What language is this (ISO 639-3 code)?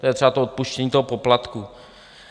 ces